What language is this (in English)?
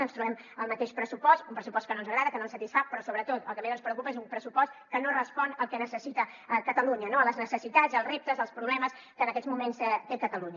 Catalan